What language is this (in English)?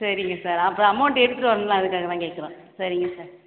Tamil